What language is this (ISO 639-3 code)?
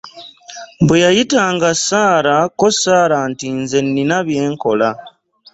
lug